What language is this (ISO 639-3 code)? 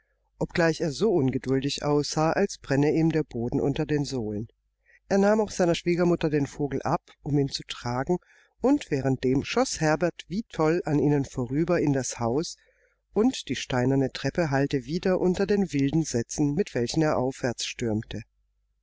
deu